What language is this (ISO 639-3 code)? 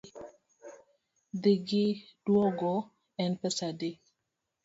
luo